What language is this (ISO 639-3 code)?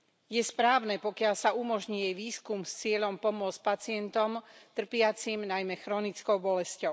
slk